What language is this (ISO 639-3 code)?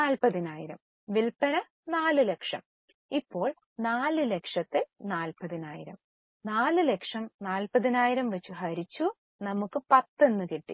mal